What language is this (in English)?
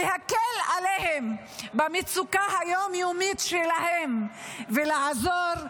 Hebrew